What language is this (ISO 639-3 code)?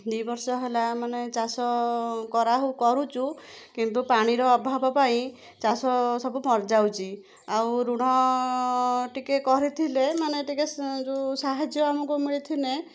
ori